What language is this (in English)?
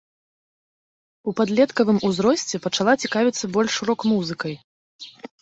Belarusian